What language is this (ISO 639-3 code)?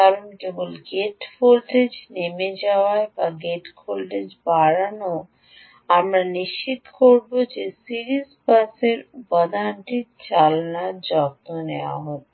ben